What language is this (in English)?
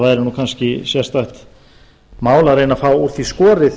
Icelandic